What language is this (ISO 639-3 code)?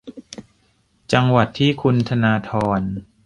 tha